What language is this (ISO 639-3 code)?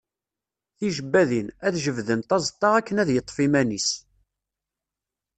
kab